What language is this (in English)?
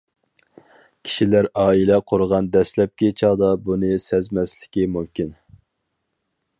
Uyghur